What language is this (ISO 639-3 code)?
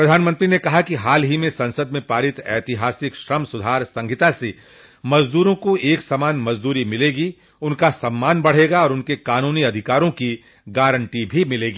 hin